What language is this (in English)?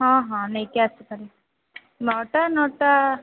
Odia